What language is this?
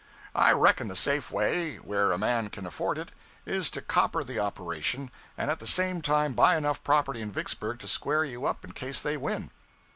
English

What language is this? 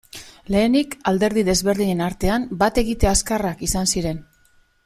Basque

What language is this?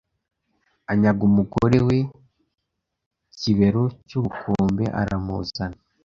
Kinyarwanda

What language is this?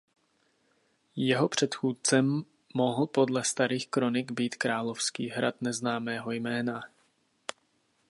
Czech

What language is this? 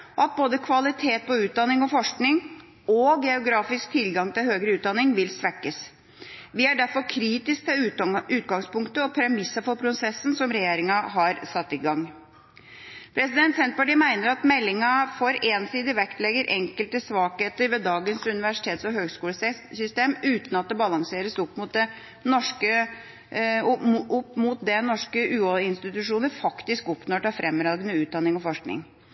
Norwegian Bokmål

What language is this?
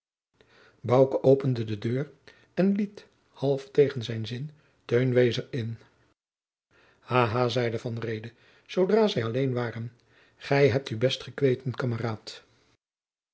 Dutch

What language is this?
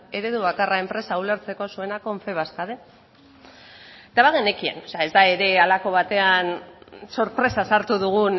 Basque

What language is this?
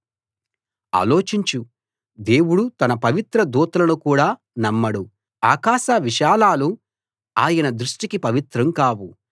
Telugu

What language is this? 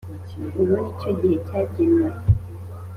Kinyarwanda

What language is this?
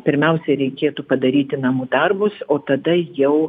Lithuanian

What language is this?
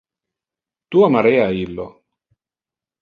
Interlingua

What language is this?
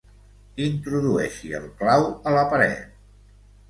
Catalan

